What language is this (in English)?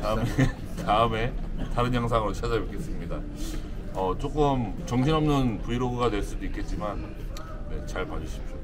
Korean